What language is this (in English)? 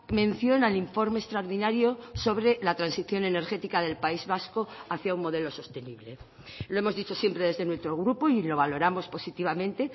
Spanish